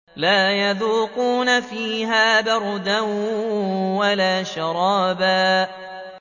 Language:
Arabic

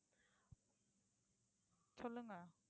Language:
Tamil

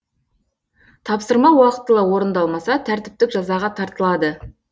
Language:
Kazakh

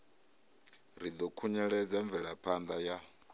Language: Venda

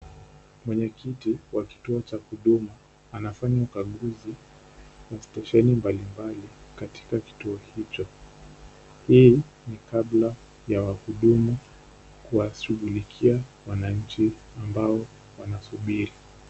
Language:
Swahili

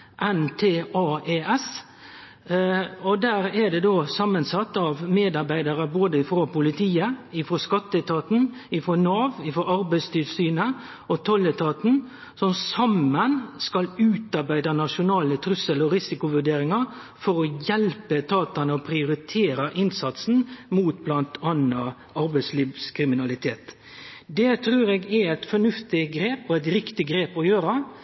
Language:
Norwegian Nynorsk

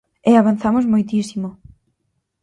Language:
Galician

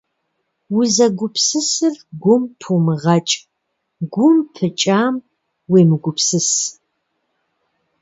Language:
Kabardian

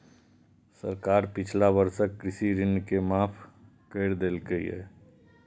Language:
Maithili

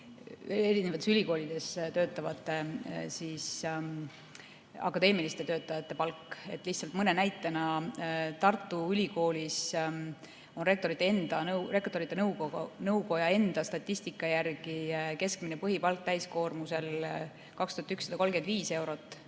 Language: Estonian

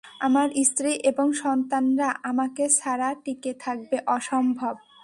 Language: Bangla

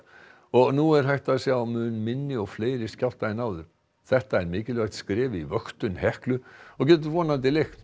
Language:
Icelandic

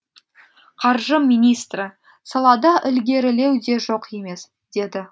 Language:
Kazakh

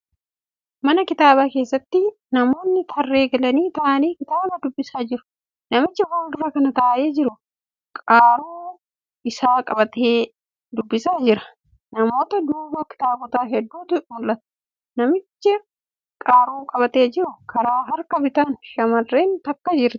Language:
Oromo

